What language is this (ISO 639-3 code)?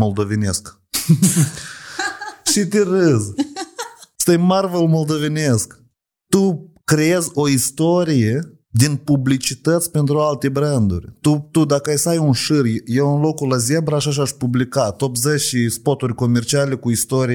ron